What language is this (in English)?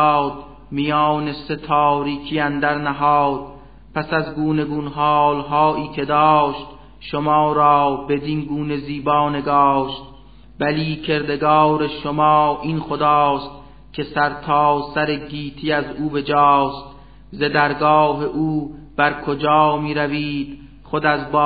Persian